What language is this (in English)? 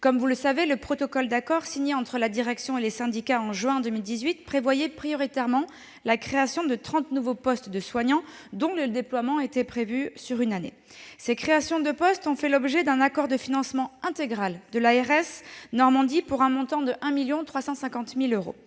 French